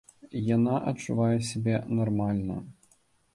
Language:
Belarusian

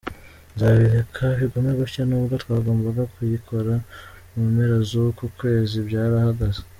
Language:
Kinyarwanda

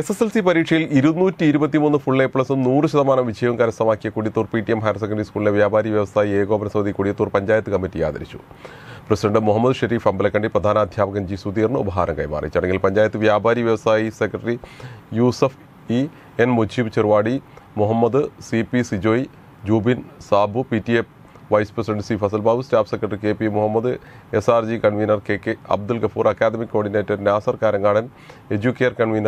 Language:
Malayalam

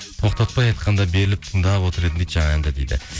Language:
Kazakh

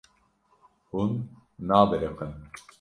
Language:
Kurdish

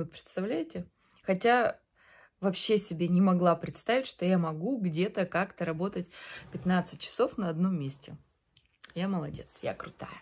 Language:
Russian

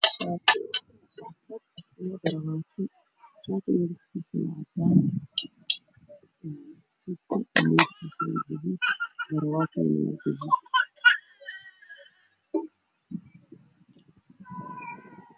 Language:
Somali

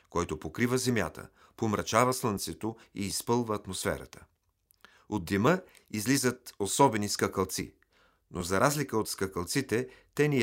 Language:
Bulgarian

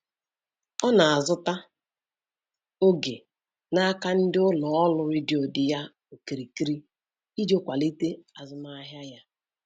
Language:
Igbo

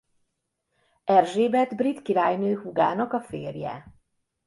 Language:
Hungarian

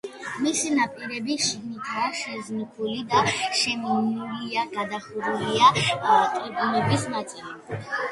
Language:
Georgian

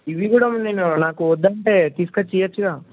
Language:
Telugu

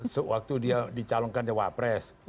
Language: Indonesian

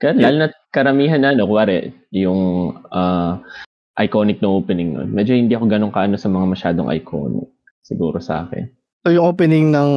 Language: Filipino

